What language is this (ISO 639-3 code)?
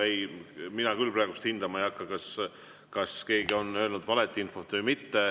est